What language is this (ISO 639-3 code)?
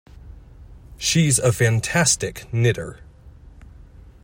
eng